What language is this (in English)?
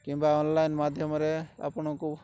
Odia